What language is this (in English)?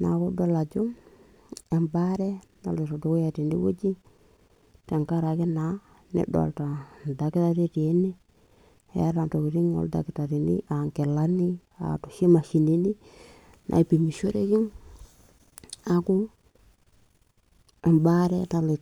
Masai